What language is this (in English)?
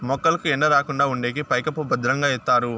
Telugu